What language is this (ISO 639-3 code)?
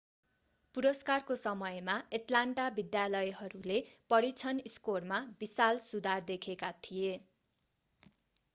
nep